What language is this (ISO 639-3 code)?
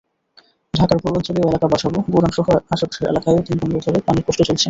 ben